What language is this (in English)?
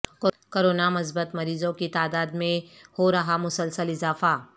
Urdu